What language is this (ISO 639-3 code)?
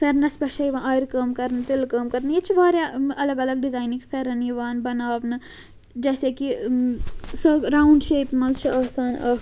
kas